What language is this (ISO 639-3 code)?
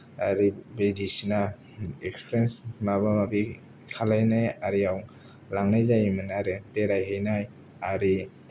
brx